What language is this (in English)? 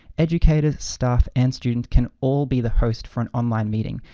English